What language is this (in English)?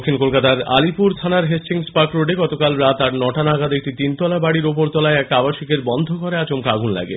Bangla